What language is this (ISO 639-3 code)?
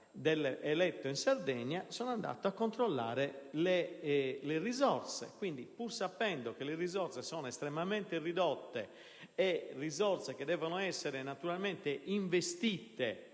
ita